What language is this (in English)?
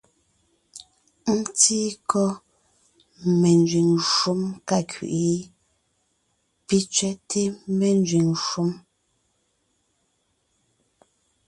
Ngiemboon